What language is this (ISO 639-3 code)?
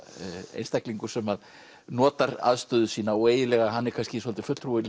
isl